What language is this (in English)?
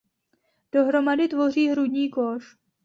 Czech